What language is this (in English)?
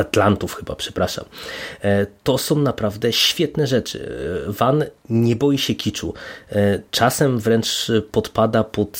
Polish